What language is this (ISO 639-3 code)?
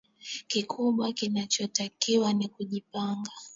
swa